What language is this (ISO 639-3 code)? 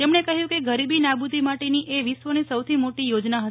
guj